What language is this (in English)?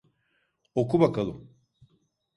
Turkish